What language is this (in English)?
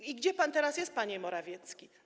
Polish